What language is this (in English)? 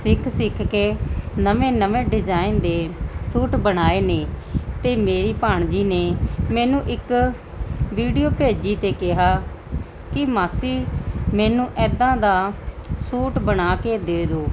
Punjabi